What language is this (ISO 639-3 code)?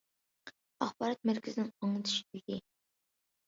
uig